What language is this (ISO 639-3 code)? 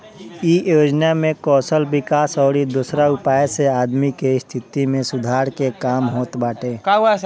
bho